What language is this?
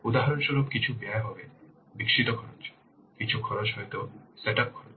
Bangla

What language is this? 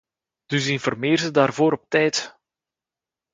Dutch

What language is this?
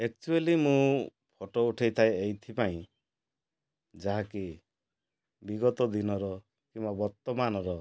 Odia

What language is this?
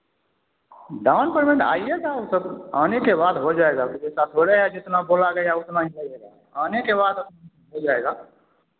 Hindi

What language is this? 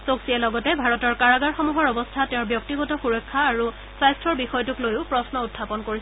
Assamese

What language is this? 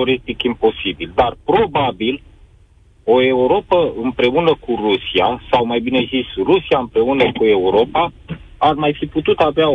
Romanian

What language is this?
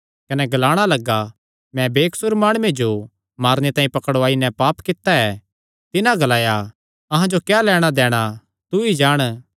Kangri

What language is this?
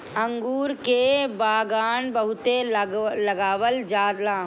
Bhojpuri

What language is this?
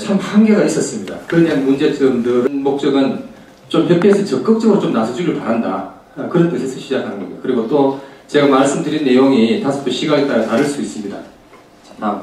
Korean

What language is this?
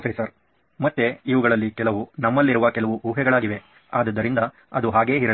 Kannada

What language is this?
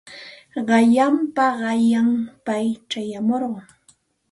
Santa Ana de Tusi Pasco Quechua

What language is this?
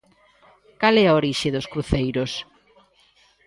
Galician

